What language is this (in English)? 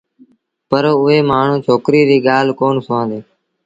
Sindhi Bhil